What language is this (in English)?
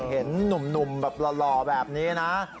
Thai